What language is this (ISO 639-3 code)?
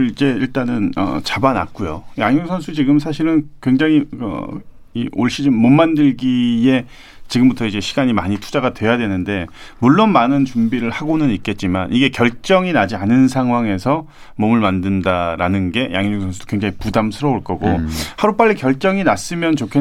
kor